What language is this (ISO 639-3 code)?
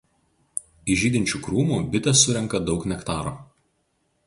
lit